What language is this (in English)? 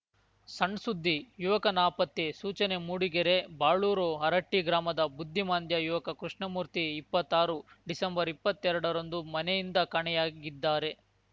Kannada